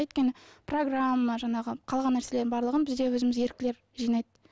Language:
Kazakh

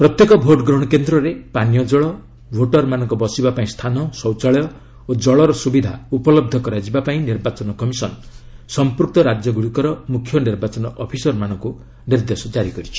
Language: Odia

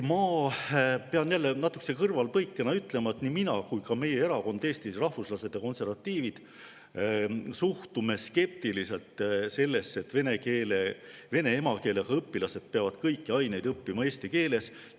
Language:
Estonian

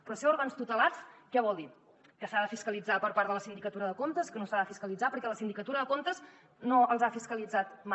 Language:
Catalan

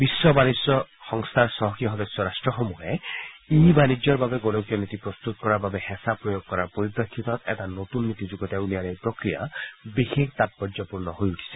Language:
Assamese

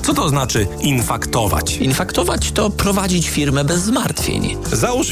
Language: Polish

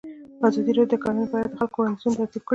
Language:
Pashto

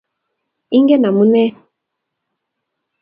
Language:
Kalenjin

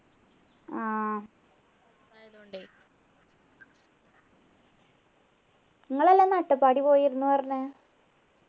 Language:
Malayalam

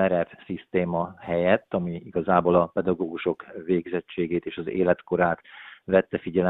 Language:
Hungarian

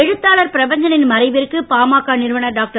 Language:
Tamil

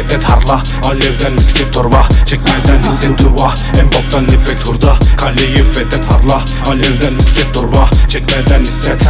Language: Turkish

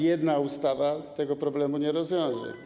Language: Polish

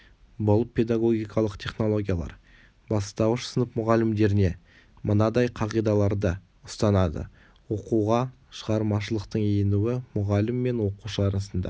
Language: Kazakh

